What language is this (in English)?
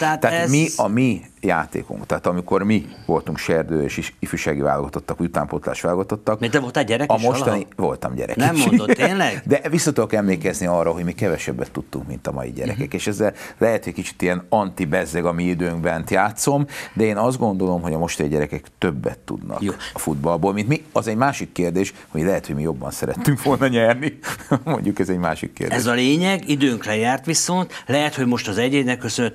Hungarian